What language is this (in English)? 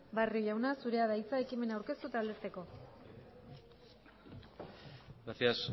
Basque